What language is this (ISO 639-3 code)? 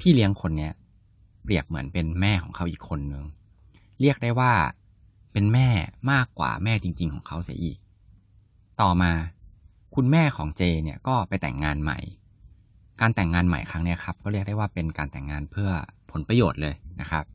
tha